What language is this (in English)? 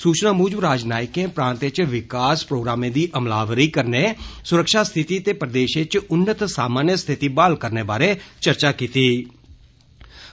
Dogri